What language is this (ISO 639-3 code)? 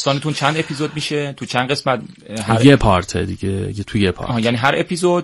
fas